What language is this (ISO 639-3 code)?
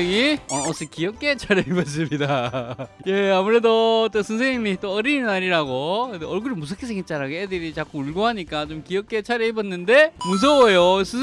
kor